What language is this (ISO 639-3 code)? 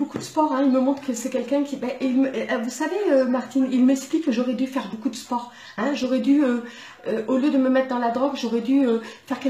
fra